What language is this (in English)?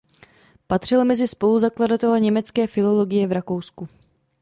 Czech